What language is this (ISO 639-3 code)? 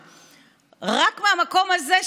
heb